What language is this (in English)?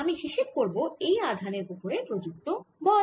Bangla